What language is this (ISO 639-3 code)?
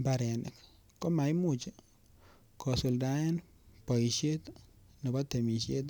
kln